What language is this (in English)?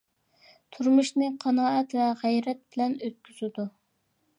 Uyghur